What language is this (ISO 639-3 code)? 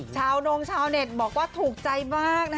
tha